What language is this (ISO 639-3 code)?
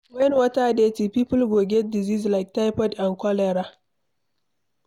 pcm